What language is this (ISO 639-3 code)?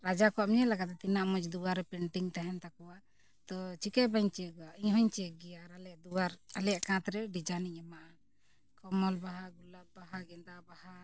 sat